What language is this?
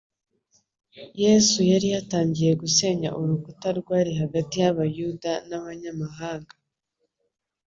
Kinyarwanda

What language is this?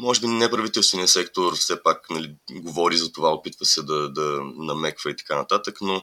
Bulgarian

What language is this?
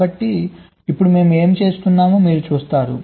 Telugu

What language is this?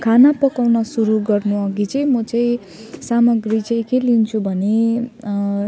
Nepali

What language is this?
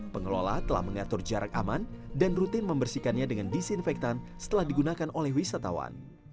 Indonesian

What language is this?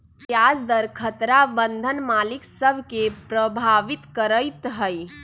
Magahi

